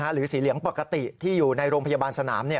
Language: Thai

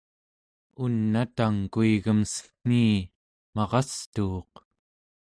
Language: Central Yupik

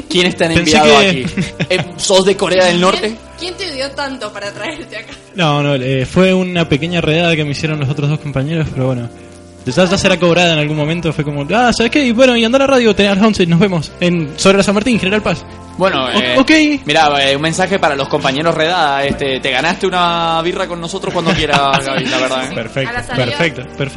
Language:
Spanish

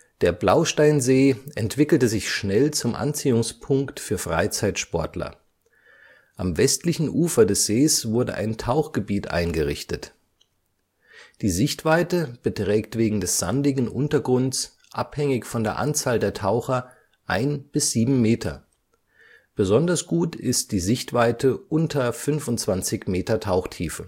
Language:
German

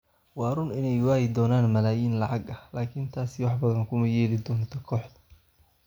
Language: Somali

